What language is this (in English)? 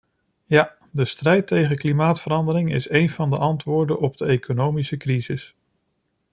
Dutch